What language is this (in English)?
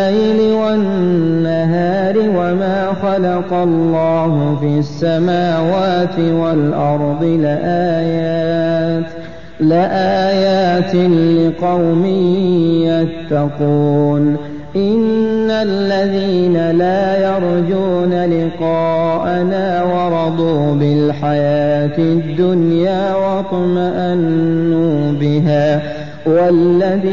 Arabic